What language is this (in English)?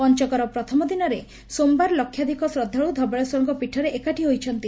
Odia